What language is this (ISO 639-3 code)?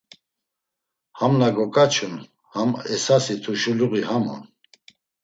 lzz